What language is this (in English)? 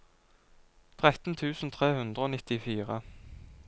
Norwegian